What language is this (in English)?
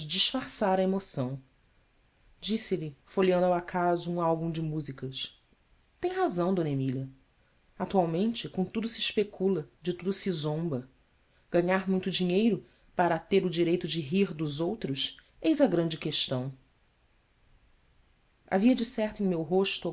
Portuguese